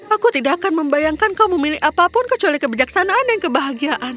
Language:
Indonesian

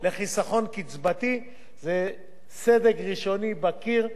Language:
Hebrew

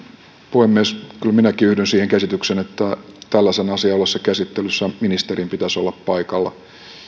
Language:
Finnish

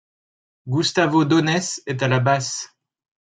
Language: French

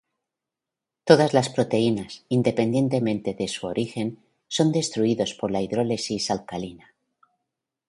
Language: Spanish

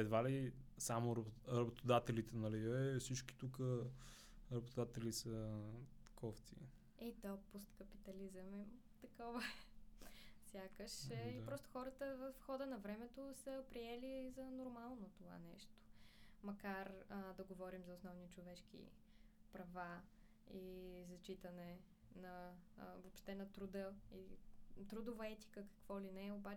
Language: Bulgarian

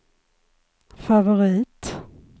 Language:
Swedish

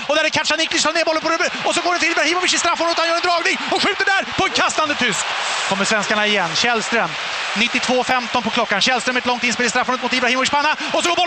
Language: Swedish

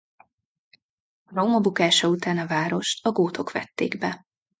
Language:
Hungarian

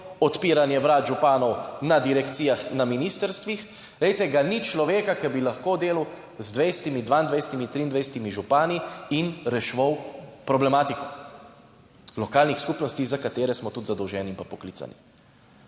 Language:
Slovenian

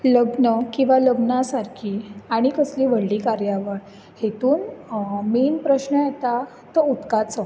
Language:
Konkani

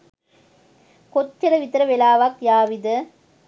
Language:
Sinhala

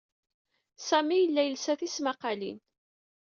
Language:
Kabyle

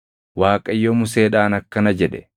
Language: Oromo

